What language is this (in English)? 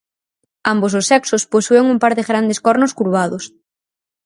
Galician